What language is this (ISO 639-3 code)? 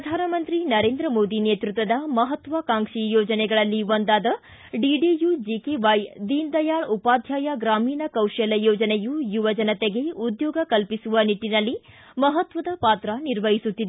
kan